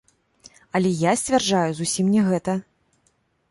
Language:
Belarusian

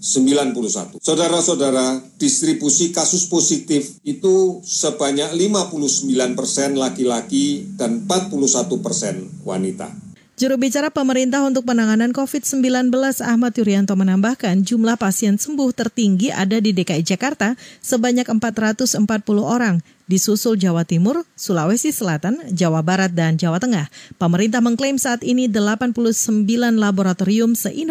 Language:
Indonesian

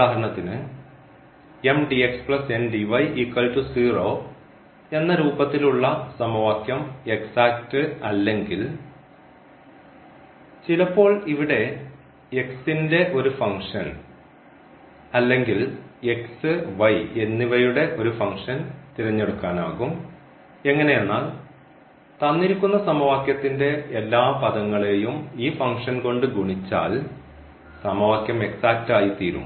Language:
Malayalam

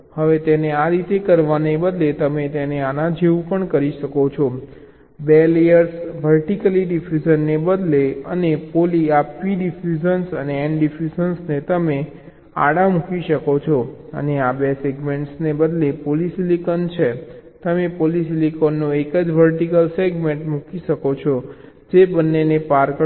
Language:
Gujarati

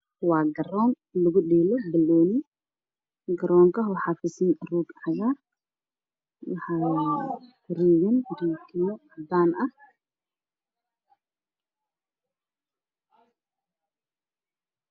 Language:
Somali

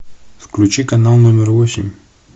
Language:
Russian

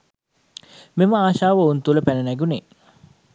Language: Sinhala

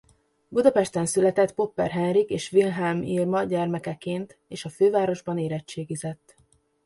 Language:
Hungarian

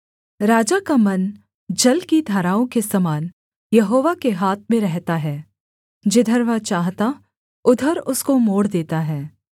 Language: Hindi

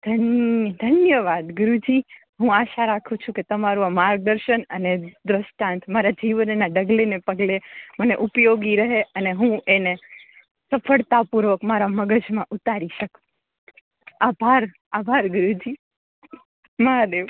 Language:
Gujarati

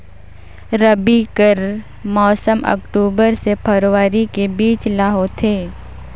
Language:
Chhattisgarhi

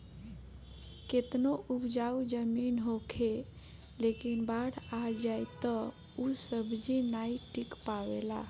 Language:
Bhojpuri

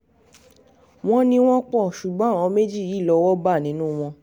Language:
Yoruba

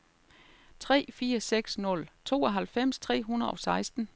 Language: Danish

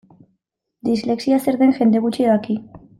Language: Basque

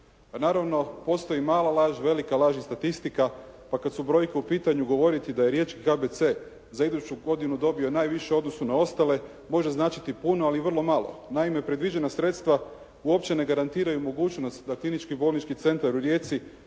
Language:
Croatian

